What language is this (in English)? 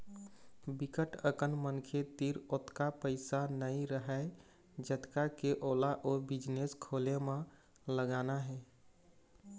Chhattisgarhi